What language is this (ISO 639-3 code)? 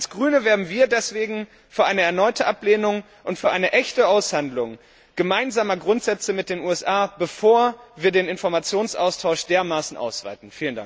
deu